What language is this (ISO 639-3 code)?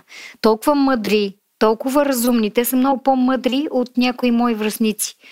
bul